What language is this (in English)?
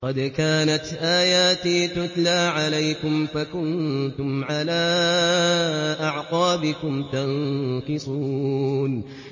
Arabic